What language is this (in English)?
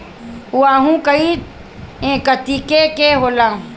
Bhojpuri